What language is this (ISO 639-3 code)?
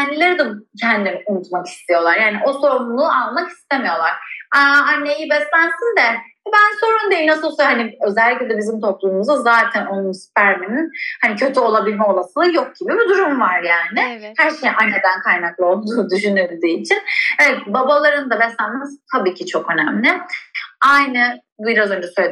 tur